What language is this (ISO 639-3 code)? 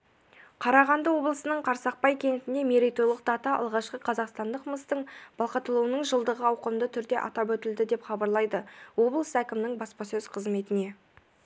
kaz